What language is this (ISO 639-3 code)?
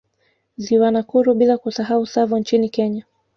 swa